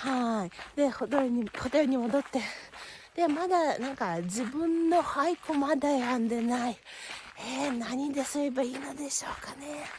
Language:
Japanese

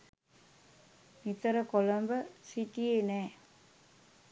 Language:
Sinhala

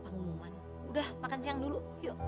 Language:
Indonesian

